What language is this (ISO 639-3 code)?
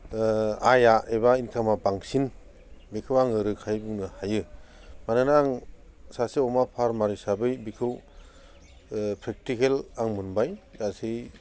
brx